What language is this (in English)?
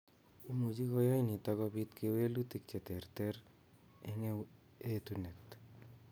Kalenjin